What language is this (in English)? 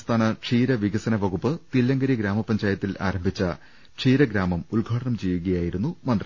Malayalam